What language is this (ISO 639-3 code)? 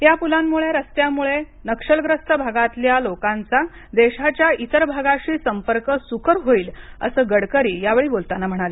mar